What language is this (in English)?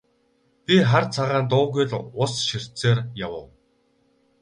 Mongolian